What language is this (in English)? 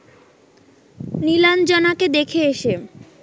Bangla